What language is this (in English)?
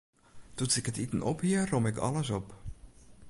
Western Frisian